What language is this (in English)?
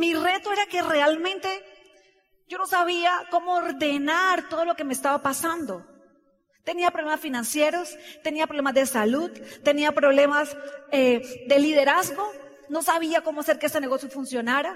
Spanish